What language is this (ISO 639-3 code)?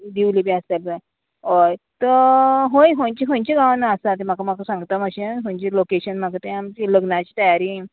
kok